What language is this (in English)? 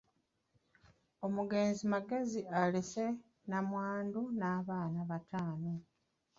Ganda